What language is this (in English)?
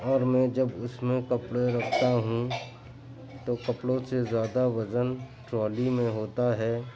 Urdu